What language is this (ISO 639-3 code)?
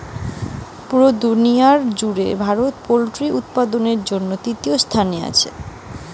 ben